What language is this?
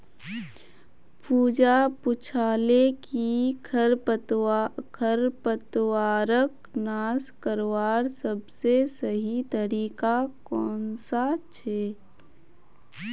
Magahi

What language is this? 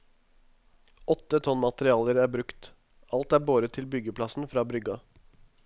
Norwegian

